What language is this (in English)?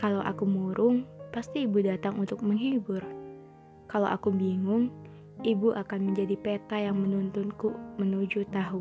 Indonesian